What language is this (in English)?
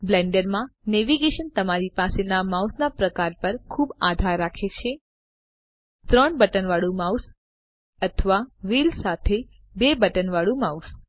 Gujarati